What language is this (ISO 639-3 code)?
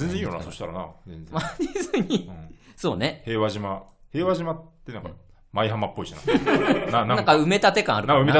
jpn